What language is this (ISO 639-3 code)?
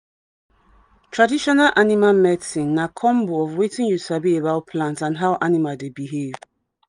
pcm